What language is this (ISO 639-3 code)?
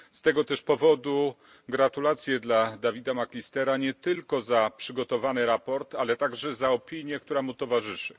pol